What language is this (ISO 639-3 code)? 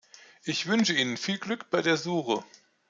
deu